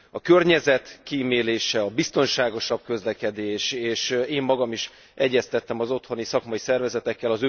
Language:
Hungarian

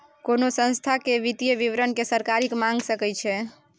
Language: Maithili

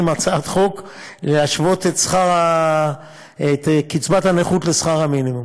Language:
Hebrew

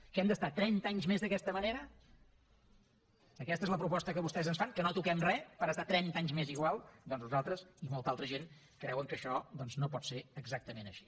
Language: Catalan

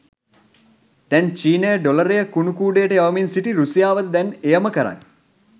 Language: Sinhala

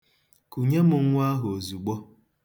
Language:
Igbo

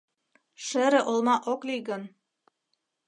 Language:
Mari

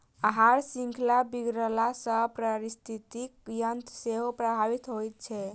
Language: Maithili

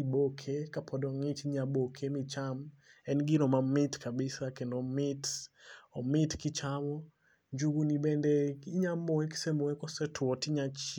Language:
Luo (Kenya and Tanzania)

